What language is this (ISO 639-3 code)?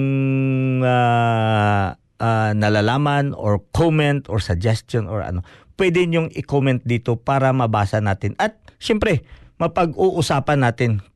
fil